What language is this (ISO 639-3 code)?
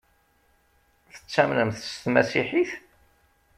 kab